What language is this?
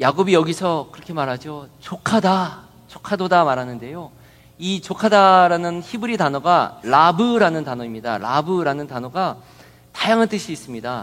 Korean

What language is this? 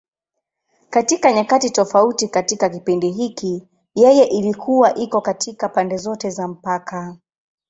Swahili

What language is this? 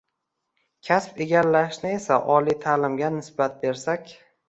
Uzbek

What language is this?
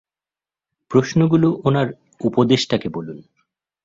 Bangla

